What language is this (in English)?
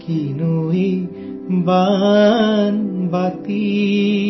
Hindi